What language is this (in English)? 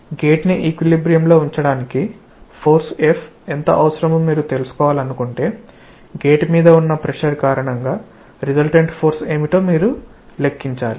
Telugu